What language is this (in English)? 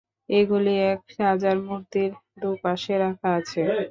Bangla